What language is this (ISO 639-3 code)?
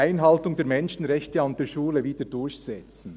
gsw